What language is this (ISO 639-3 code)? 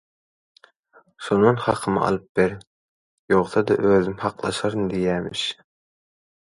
tuk